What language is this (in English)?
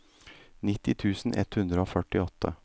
Norwegian